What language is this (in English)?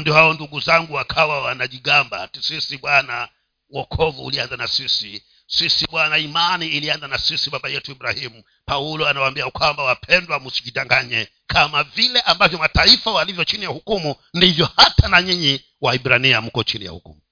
Swahili